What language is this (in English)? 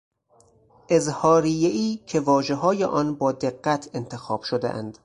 Persian